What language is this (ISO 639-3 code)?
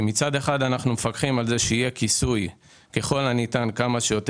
heb